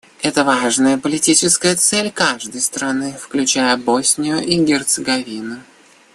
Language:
Russian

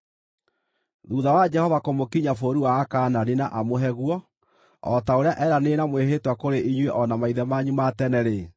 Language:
Kikuyu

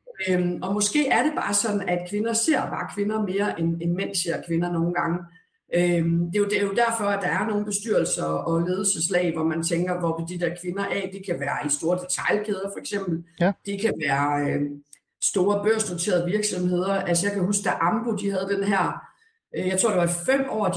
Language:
Danish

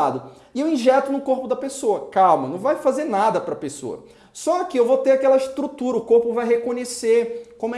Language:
Portuguese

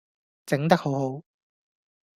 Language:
Cantonese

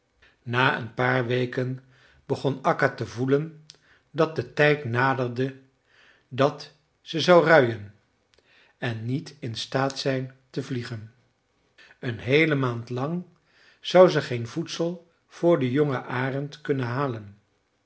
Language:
Dutch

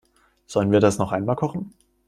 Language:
German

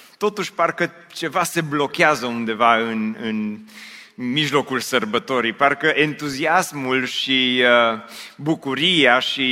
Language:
Romanian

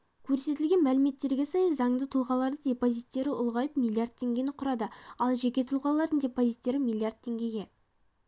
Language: Kazakh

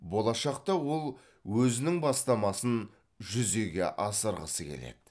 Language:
Kazakh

